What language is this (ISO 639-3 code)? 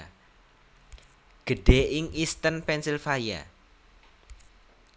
jav